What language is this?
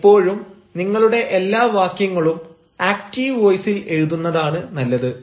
Malayalam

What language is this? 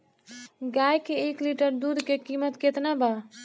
Bhojpuri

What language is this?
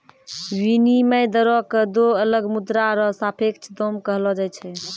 Maithili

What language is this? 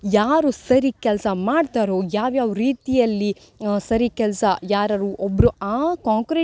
Kannada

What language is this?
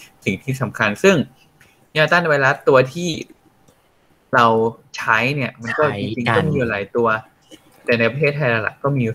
Thai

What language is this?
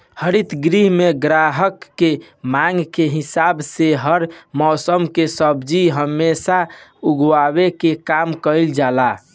Bhojpuri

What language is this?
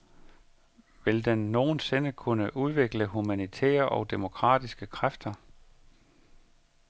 Danish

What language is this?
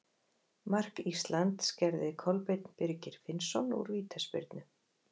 Icelandic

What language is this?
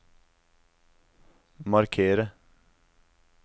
Norwegian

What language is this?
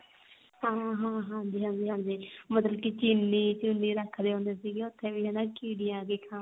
Punjabi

